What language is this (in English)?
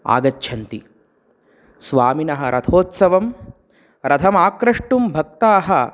Sanskrit